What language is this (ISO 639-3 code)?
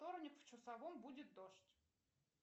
rus